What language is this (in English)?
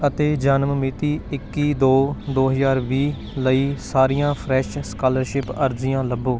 Punjabi